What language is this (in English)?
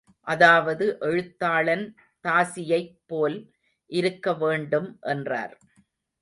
Tamil